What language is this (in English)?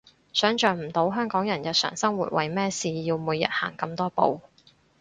Cantonese